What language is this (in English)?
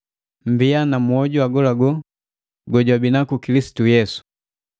Matengo